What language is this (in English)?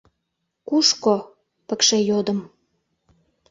Mari